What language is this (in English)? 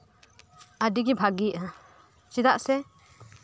Santali